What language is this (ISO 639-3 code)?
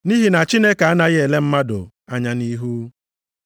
ibo